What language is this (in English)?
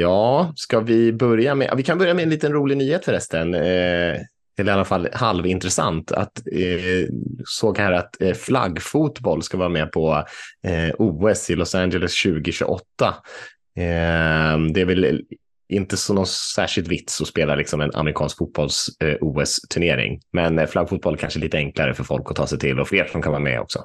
Swedish